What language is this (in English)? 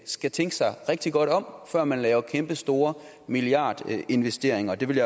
Danish